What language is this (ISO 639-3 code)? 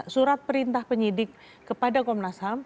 ind